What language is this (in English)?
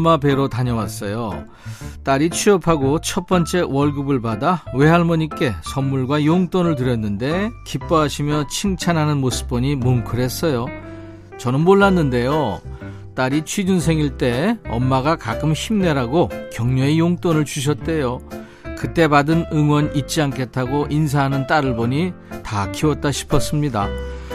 Korean